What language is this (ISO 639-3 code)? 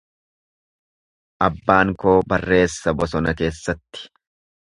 orm